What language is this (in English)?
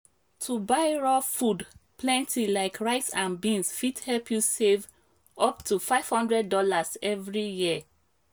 Nigerian Pidgin